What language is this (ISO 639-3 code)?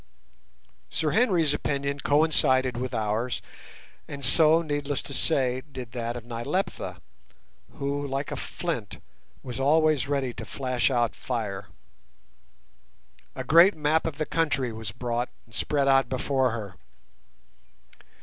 eng